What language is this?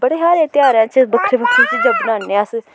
Dogri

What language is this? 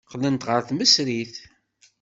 Kabyle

